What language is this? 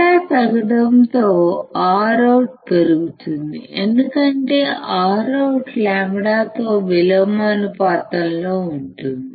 Telugu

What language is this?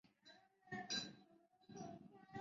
Chinese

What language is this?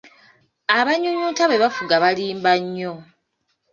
Ganda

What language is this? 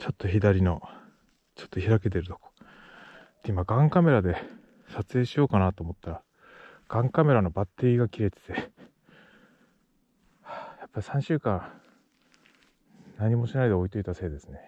Japanese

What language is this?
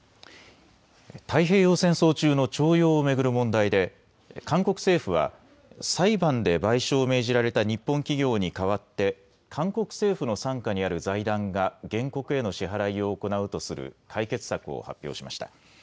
Japanese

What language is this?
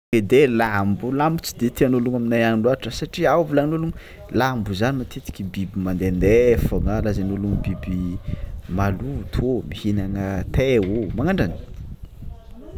Tsimihety Malagasy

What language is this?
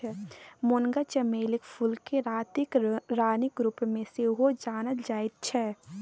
Maithili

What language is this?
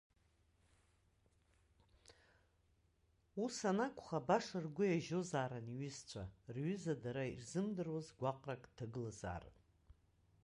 Abkhazian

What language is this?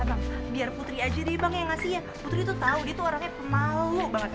Indonesian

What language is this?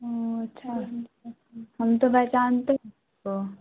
Urdu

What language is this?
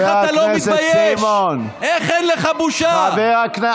Hebrew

